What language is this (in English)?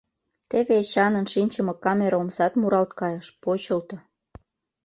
Mari